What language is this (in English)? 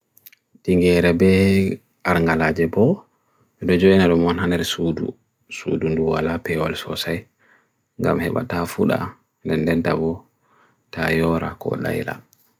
Bagirmi Fulfulde